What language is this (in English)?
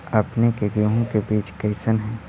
Magahi